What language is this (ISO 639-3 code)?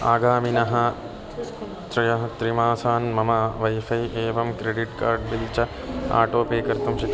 san